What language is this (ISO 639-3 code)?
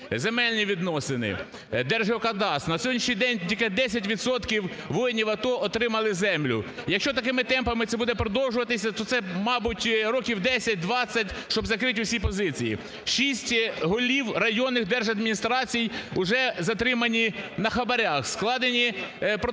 ukr